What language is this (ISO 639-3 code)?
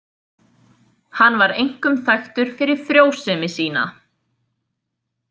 isl